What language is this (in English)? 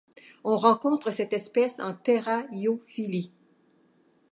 French